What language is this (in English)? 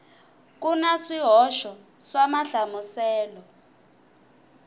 Tsonga